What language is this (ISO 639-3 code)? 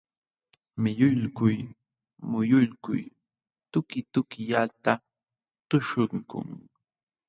qxw